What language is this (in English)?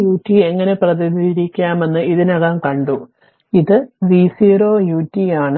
Malayalam